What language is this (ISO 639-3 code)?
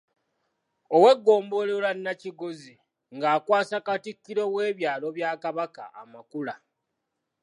lug